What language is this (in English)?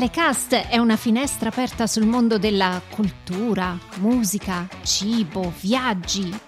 Italian